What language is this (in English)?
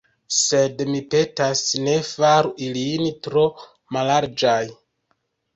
Esperanto